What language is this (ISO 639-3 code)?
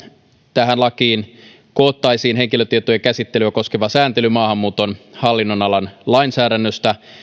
fin